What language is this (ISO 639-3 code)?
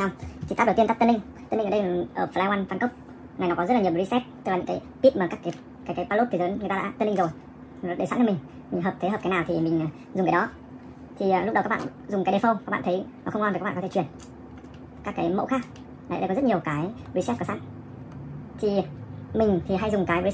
vie